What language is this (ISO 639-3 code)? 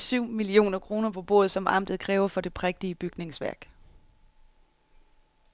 dan